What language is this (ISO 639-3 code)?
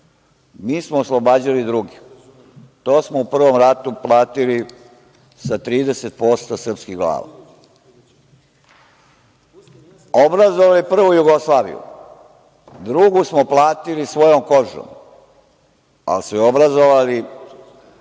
srp